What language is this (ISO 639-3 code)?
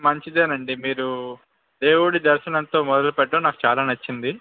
tel